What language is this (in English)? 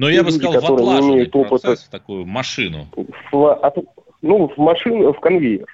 Russian